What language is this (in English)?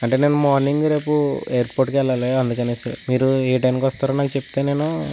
Telugu